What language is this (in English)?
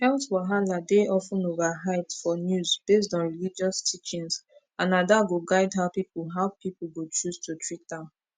Nigerian Pidgin